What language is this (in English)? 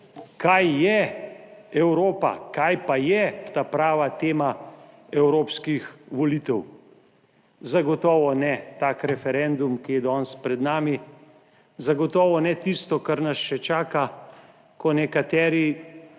Slovenian